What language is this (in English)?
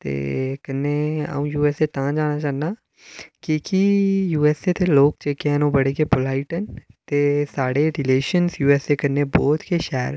Dogri